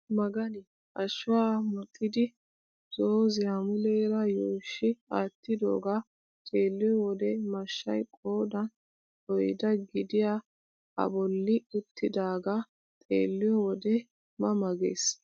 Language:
Wolaytta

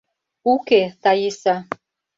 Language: Mari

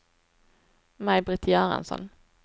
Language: Swedish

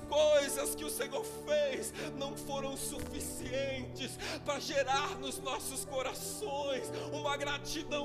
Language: Portuguese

